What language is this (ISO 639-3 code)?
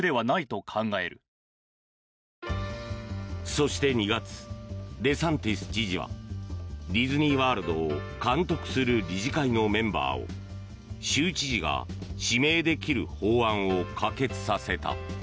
jpn